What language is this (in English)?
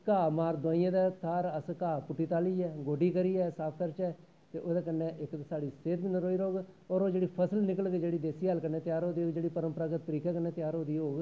Dogri